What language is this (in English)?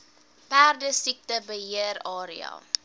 Afrikaans